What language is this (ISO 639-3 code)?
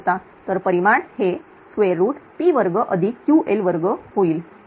mar